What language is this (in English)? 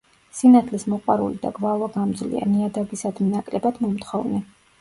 Georgian